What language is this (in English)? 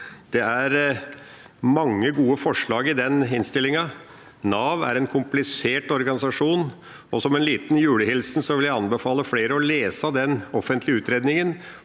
Norwegian